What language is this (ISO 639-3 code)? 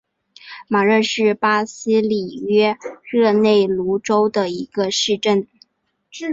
zho